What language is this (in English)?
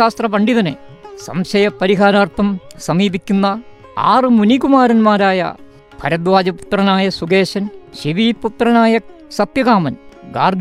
Malayalam